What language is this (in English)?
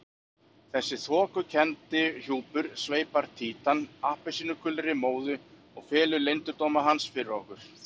Icelandic